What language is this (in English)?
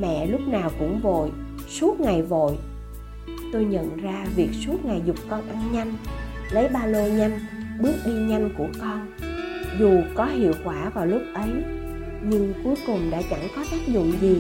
Vietnamese